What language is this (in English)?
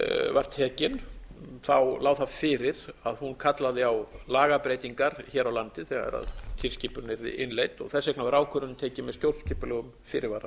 Icelandic